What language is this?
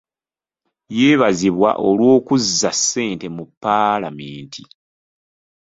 Ganda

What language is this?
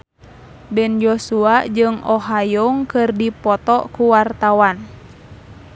Sundanese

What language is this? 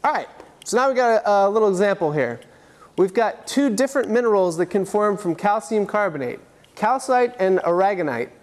English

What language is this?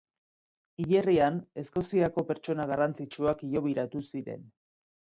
Basque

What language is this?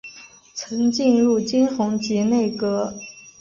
Chinese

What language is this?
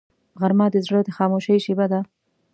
Pashto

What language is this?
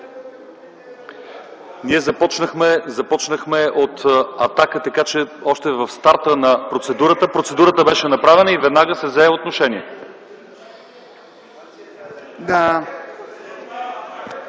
Bulgarian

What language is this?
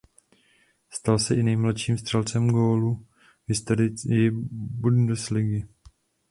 Czech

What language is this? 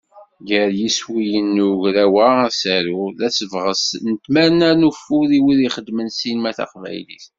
Kabyle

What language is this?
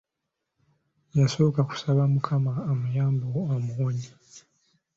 Ganda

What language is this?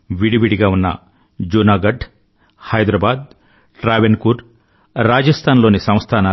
Telugu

